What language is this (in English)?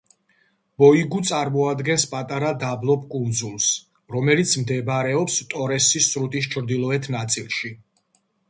Georgian